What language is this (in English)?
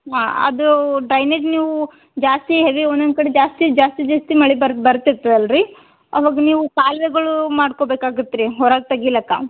Kannada